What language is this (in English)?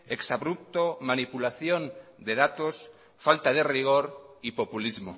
Spanish